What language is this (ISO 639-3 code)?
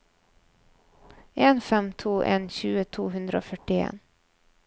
nor